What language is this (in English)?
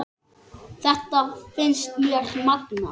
Icelandic